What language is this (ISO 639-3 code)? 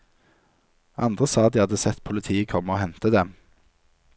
nor